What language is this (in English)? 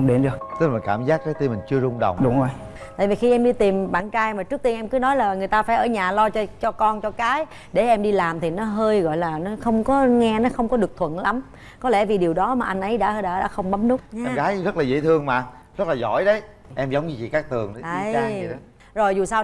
Vietnamese